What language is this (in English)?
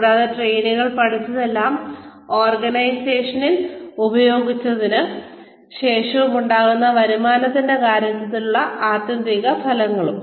Malayalam